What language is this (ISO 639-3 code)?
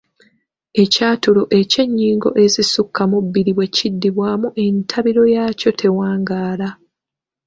lug